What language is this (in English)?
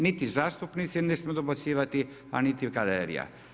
Croatian